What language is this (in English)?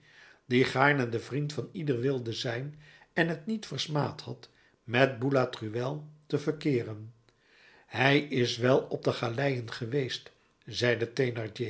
Dutch